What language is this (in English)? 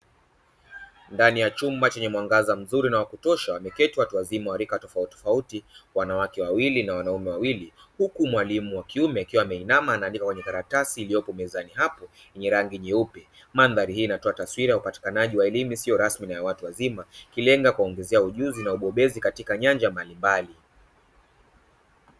Swahili